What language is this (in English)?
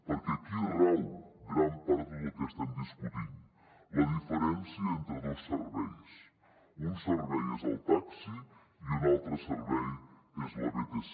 Catalan